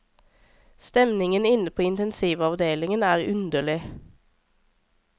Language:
Norwegian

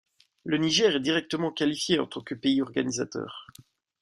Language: French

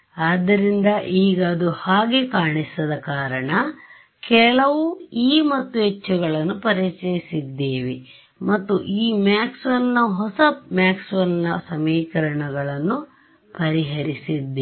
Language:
Kannada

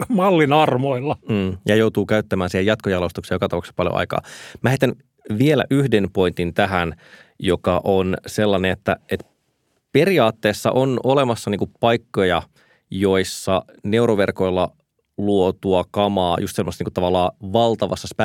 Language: Finnish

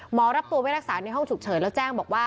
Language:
Thai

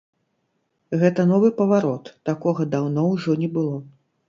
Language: Belarusian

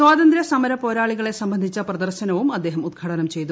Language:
Malayalam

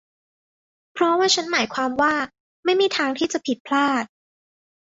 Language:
Thai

